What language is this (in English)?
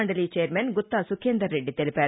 Telugu